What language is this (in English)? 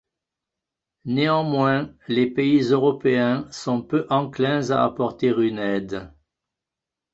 French